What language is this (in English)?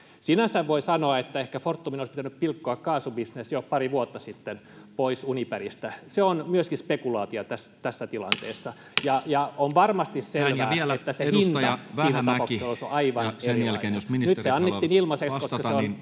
Finnish